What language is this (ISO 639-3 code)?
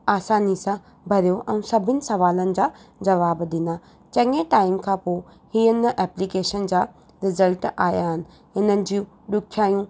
snd